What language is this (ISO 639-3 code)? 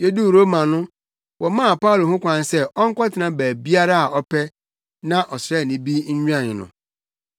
aka